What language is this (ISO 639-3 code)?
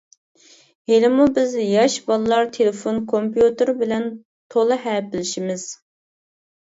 uig